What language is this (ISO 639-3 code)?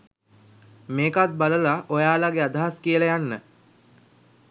sin